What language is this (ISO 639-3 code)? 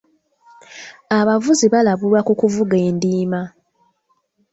lug